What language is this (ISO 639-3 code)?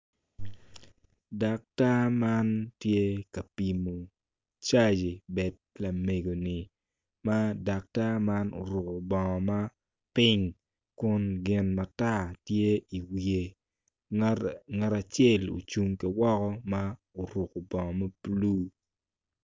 ach